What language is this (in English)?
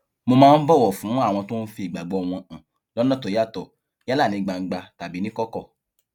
Yoruba